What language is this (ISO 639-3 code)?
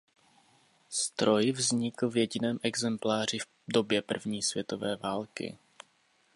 ces